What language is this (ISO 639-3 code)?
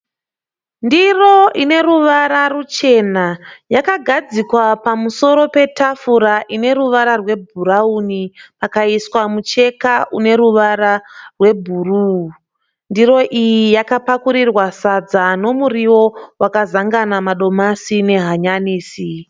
sna